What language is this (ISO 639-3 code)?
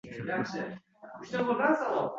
uzb